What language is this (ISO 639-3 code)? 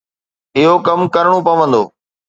snd